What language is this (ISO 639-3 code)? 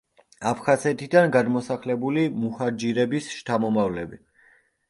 kat